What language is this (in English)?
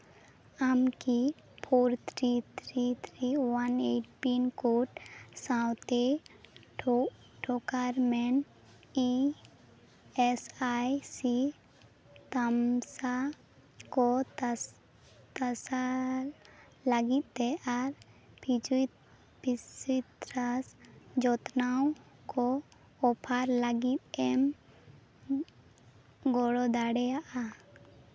Santali